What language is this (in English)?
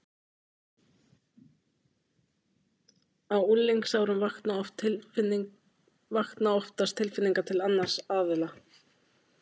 Icelandic